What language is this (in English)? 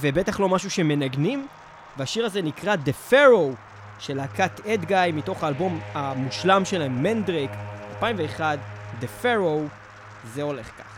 Hebrew